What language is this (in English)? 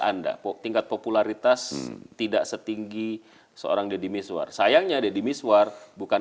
Indonesian